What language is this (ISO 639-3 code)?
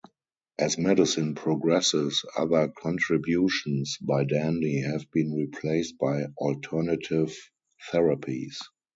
eng